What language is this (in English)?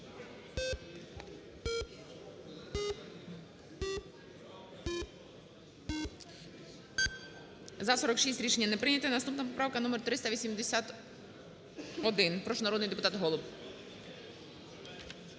Ukrainian